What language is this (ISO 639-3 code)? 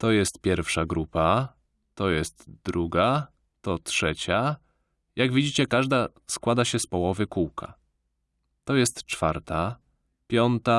pol